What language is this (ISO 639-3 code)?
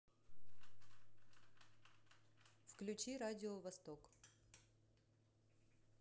rus